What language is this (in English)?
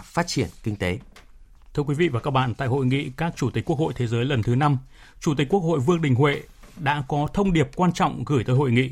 Vietnamese